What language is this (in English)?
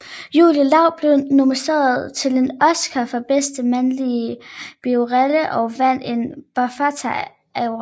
Danish